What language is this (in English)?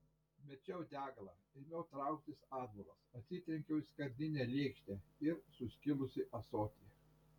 Lithuanian